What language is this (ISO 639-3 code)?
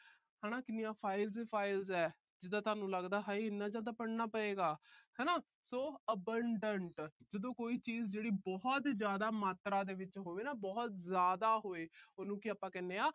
pan